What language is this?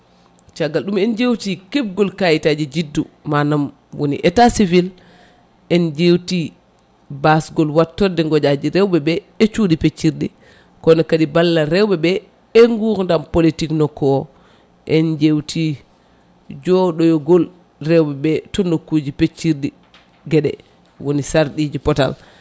Fula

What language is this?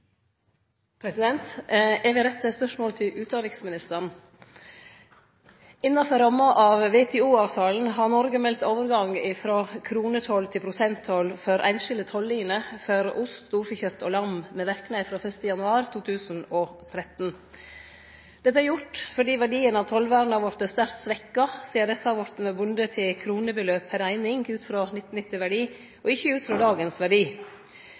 Norwegian Nynorsk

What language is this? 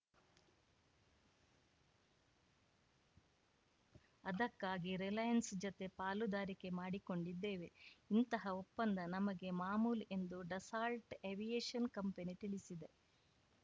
Kannada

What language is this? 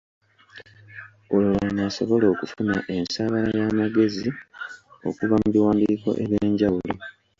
Ganda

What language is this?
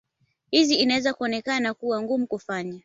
Swahili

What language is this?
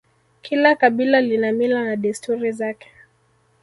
Swahili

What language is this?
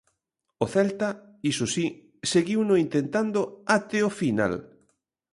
Galician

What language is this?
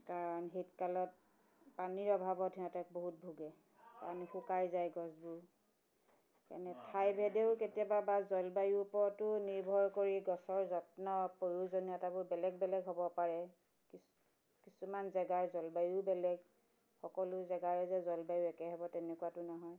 Assamese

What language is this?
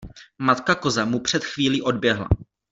Czech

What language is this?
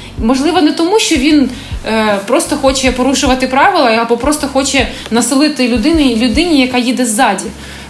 Ukrainian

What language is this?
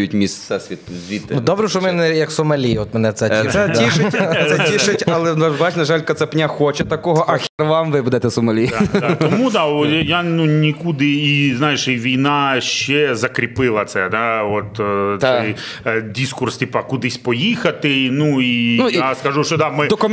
Ukrainian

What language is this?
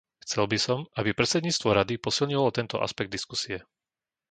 Slovak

